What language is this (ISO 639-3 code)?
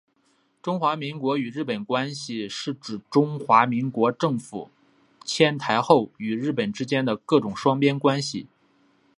zho